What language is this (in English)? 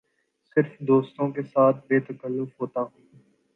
Urdu